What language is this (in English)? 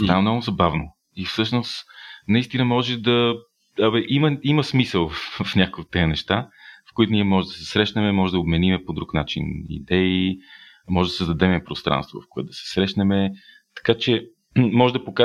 Bulgarian